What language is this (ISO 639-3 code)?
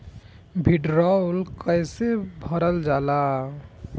bho